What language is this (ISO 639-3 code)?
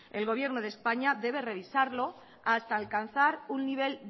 spa